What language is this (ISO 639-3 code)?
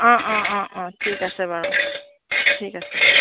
asm